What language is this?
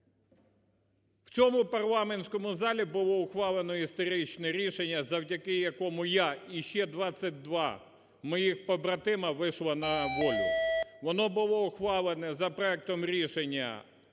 Ukrainian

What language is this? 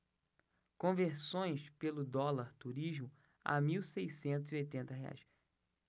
Portuguese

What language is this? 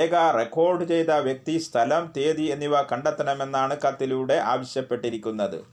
Malayalam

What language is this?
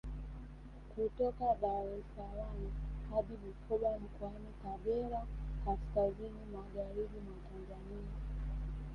Swahili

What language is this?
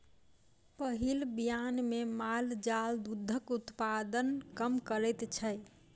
Maithili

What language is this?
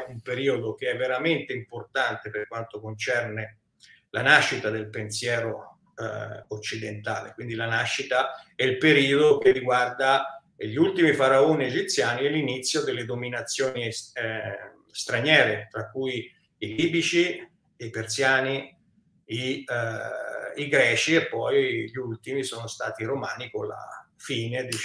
Italian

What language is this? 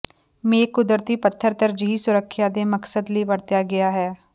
Punjabi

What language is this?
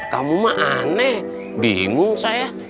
Indonesian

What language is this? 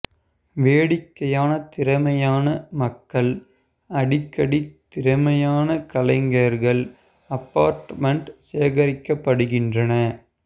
Tamil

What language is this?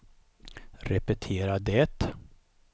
Swedish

